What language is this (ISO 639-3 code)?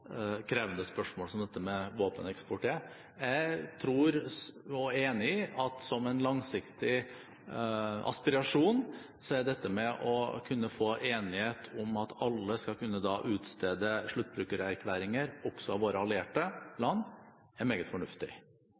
nob